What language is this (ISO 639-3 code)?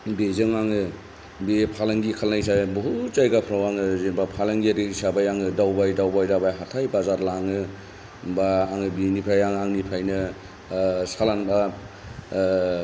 brx